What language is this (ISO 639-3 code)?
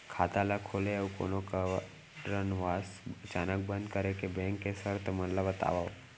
hne